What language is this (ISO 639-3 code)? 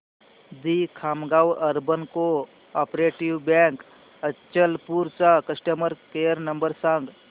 mar